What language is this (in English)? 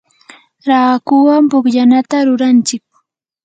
Yanahuanca Pasco Quechua